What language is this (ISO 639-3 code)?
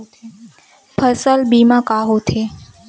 hne